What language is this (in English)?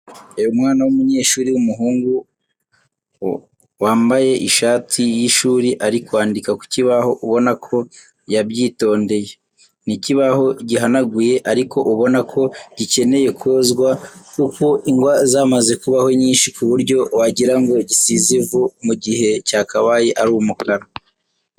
Kinyarwanda